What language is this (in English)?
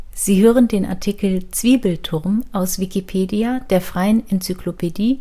German